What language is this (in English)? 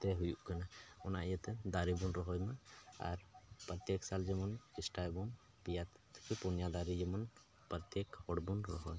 Santali